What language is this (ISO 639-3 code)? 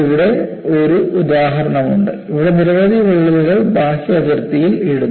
mal